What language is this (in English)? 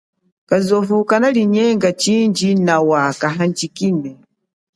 Chokwe